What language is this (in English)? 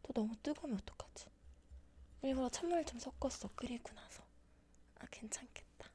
Korean